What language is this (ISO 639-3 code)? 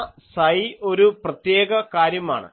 mal